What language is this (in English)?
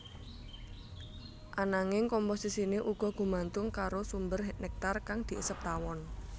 Javanese